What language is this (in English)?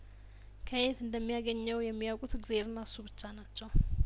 Amharic